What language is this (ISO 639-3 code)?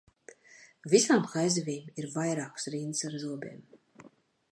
lav